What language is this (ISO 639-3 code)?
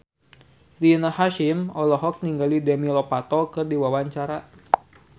sun